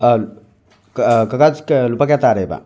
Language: Manipuri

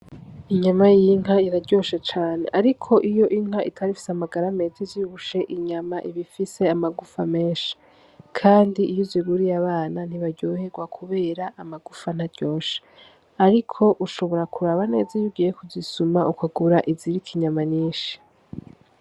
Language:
Rundi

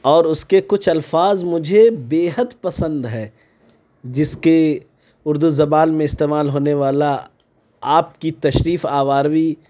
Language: Urdu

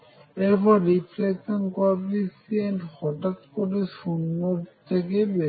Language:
Bangla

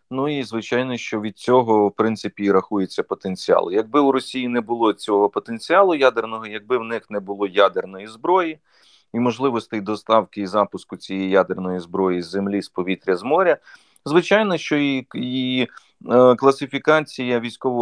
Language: Ukrainian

